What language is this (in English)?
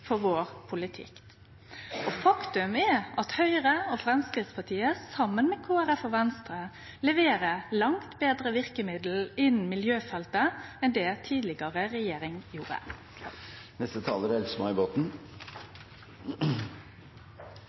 Norwegian Nynorsk